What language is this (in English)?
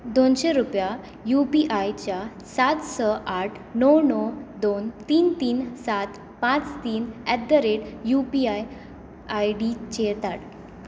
Konkani